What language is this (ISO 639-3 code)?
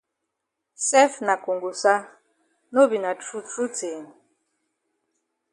wes